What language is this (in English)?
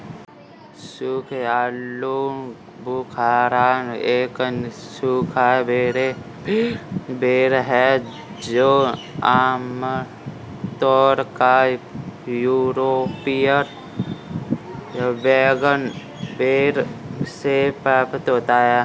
Hindi